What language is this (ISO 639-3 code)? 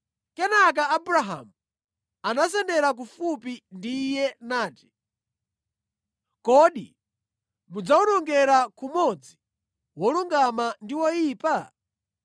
nya